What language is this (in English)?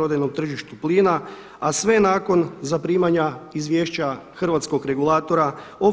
Croatian